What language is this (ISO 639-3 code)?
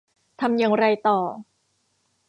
tha